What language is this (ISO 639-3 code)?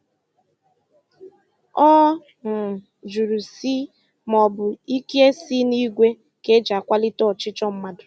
ibo